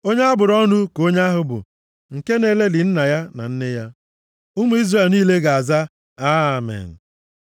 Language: Igbo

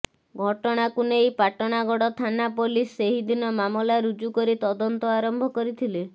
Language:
Odia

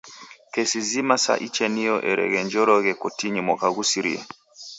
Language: Taita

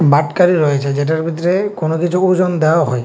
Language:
Bangla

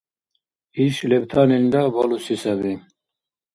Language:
Dargwa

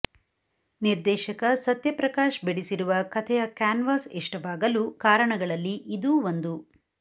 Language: Kannada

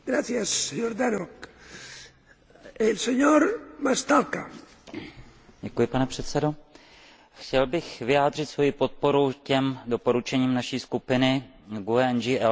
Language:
Czech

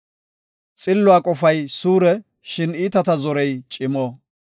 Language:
Gofa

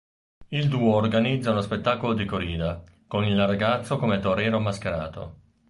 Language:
Italian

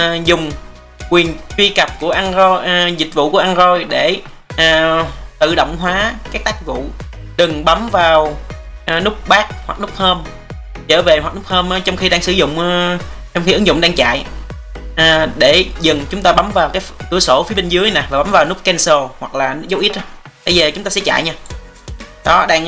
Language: Vietnamese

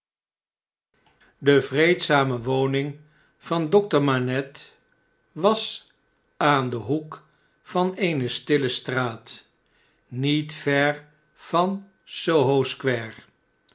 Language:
Dutch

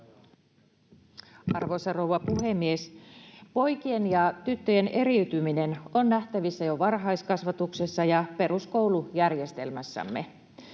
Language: Finnish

